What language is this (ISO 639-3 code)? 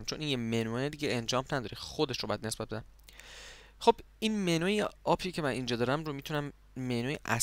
fas